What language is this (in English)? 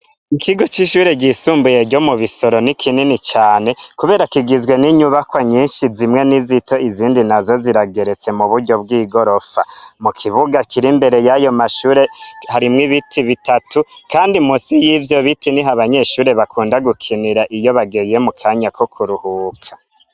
Rundi